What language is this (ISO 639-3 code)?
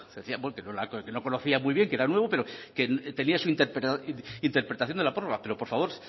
spa